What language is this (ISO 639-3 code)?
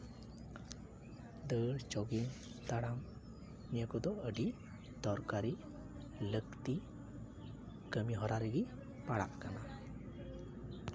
sat